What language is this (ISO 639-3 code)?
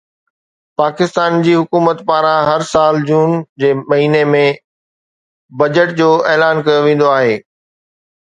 snd